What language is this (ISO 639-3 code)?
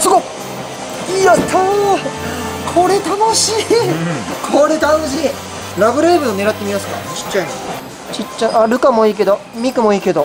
jpn